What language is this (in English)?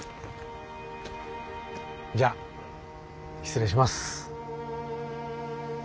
Japanese